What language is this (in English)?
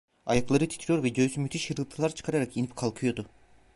Turkish